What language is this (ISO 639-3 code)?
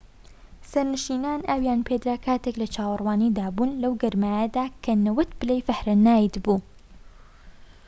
ckb